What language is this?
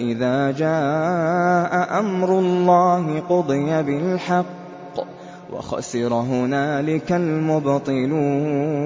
Arabic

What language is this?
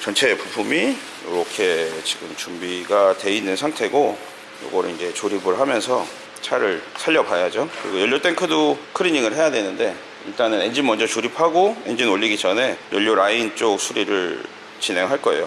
Korean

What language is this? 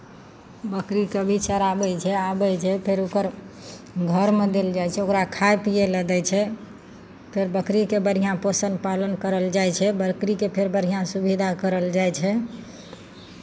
Maithili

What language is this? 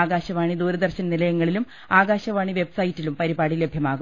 Malayalam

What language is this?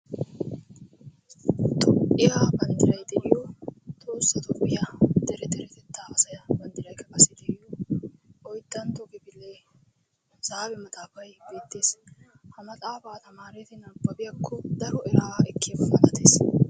Wolaytta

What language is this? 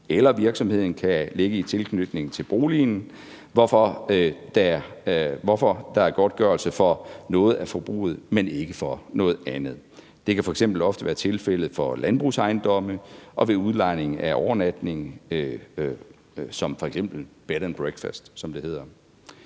Danish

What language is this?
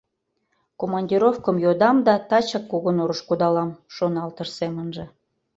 Mari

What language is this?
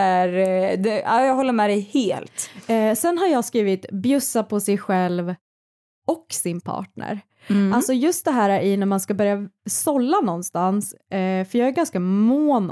Swedish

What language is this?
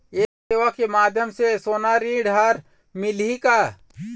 Chhattisgarhi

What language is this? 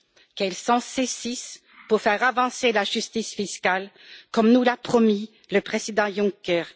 French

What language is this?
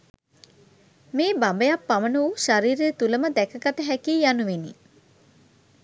Sinhala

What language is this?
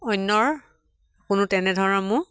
Assamese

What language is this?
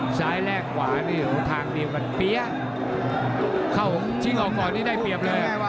Thai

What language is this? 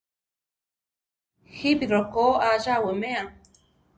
Central Tarahumara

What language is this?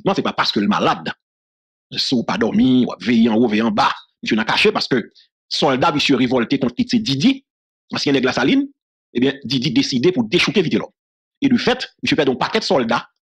French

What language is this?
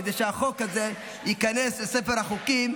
Hebrew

